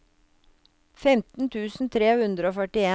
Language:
Norwegian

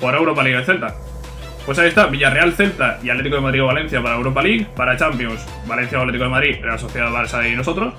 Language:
Spanish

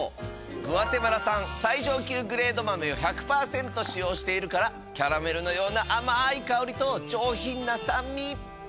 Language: Japanese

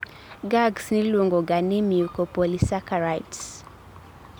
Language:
Luo (Kenya and Tanzania)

